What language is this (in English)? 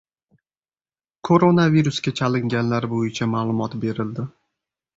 Uzbek